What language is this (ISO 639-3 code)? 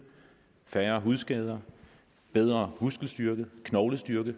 dan